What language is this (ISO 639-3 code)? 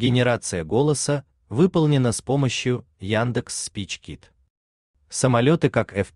rus